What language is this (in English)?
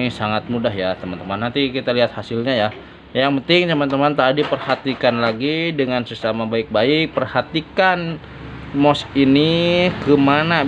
Indonesian